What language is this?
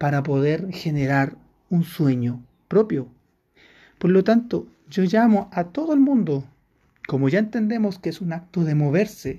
Spanish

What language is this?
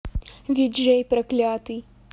Russian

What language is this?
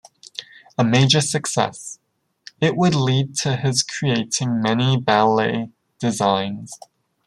English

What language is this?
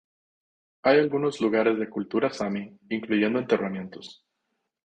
Spanish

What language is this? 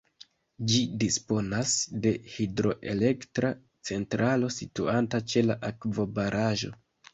Esperanto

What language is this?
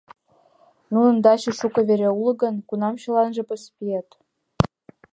Mari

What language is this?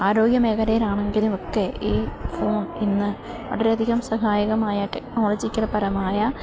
Malayalam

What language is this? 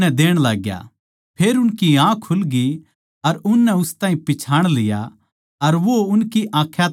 Haryanvi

